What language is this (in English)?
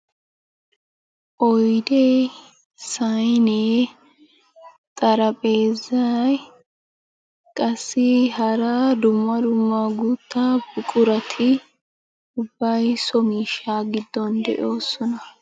Wolaytta